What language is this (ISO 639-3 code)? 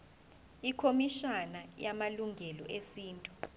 zul